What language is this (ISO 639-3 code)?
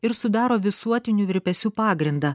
lit